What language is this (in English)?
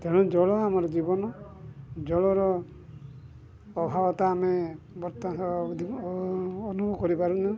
Odia